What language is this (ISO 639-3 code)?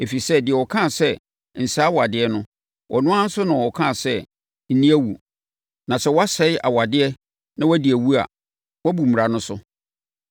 aka